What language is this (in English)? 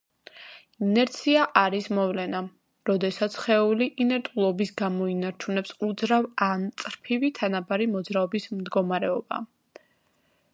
Georgian